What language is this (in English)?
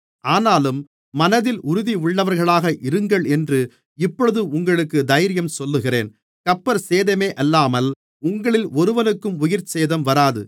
Tamil